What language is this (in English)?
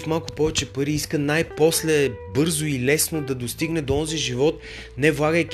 Bulgarian